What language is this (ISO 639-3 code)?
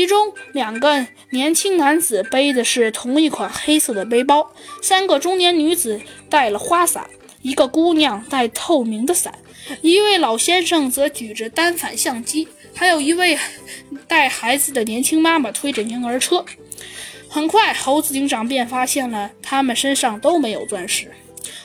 zho